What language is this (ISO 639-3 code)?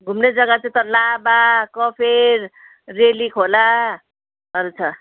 nep